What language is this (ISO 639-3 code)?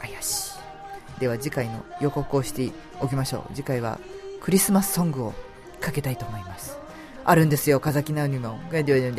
jpn